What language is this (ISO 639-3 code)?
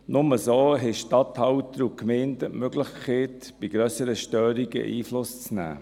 gsw